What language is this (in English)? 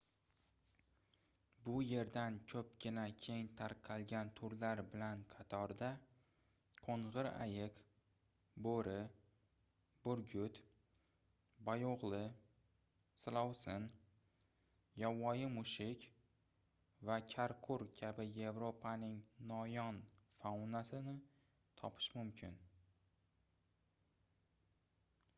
Uzbek